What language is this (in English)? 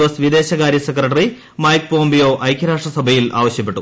Malayalam